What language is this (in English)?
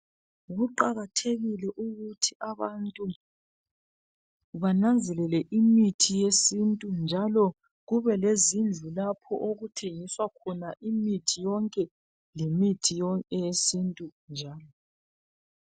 North Ndebele